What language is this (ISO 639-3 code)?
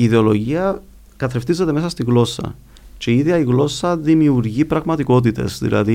ell